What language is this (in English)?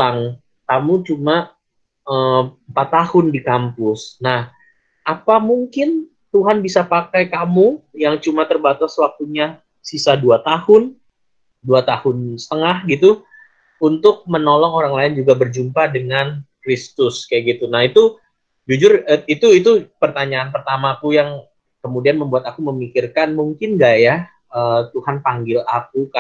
Indonesian